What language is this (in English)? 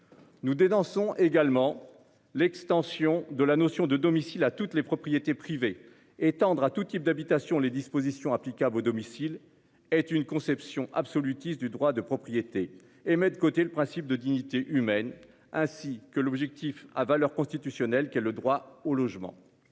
French